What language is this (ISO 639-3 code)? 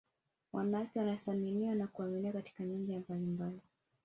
swa